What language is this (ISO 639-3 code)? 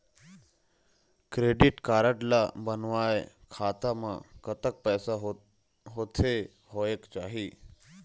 hne